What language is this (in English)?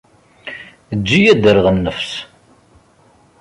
Kabyle